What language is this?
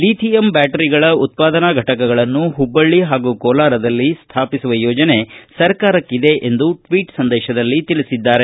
Kannada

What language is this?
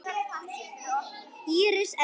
Icelandic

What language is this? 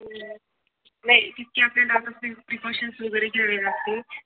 Marathi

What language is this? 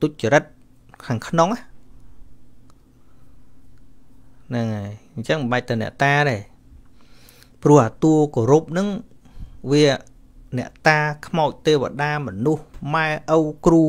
Vietnamese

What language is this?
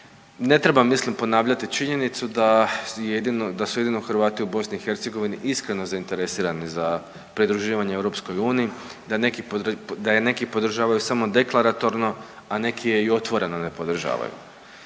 Croatian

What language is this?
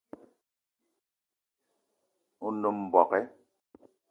Eton (Cameroon)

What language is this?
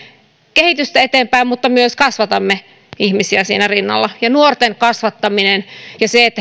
Finnish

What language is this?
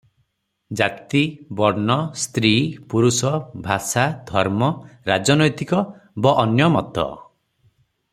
Odia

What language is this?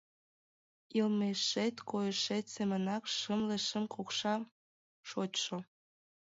Mari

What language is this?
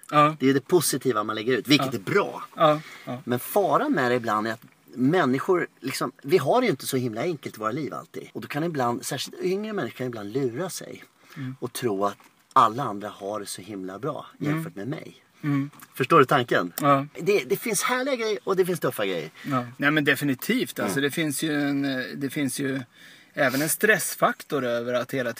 Swedish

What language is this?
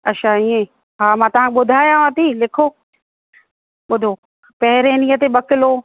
Sindhi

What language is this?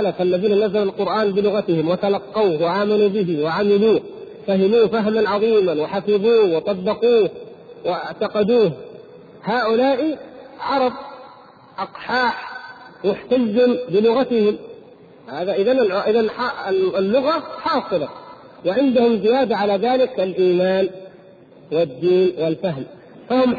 Arabic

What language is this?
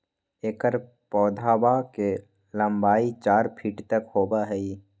Magahi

